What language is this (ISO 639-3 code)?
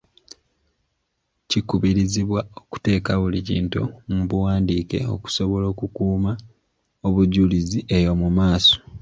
lug